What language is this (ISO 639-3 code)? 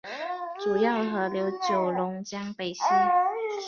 zho